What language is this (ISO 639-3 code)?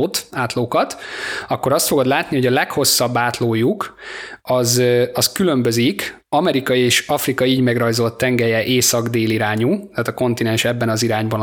hun